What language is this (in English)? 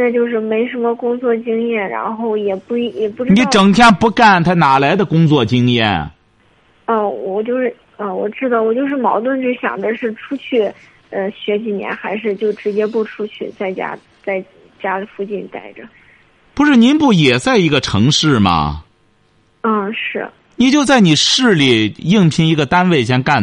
Chinese